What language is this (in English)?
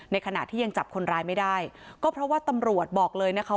Thai